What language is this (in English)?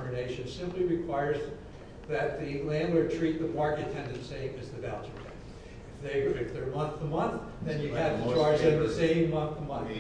English